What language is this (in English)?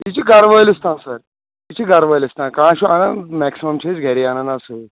Kashmiri